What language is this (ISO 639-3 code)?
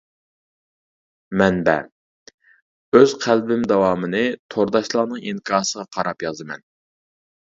uig